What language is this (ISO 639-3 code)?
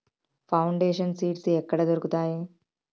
tel